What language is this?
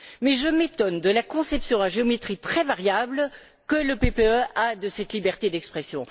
French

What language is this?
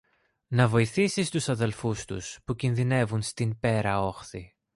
Greek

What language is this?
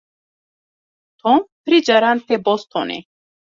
Kurdish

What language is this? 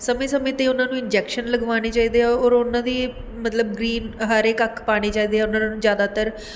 Punjabi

